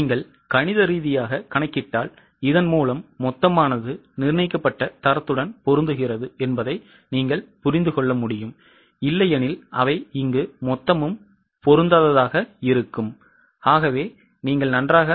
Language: Tamil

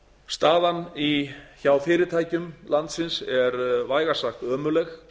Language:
Icelandic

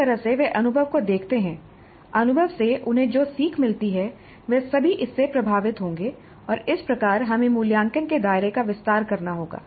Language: Hindi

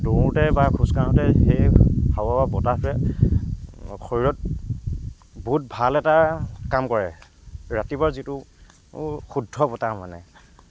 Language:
Assamese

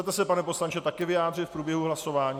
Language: Czech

